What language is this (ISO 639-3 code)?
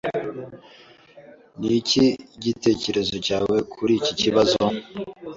kin